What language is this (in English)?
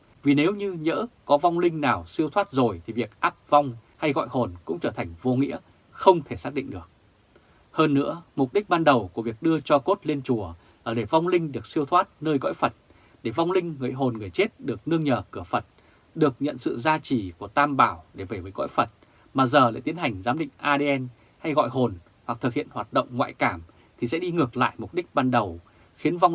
Vietnamese